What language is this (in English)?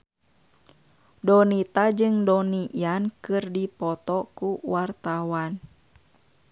Sundanese